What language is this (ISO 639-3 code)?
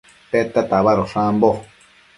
mcf